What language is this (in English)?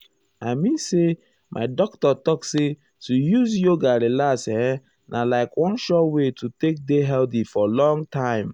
Nigerian Pidgin